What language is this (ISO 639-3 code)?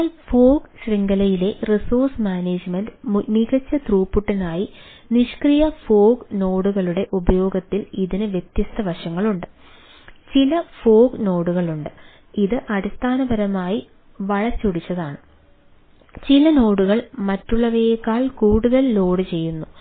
mal